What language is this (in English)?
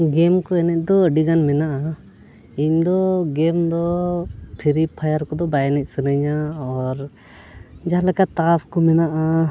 Santali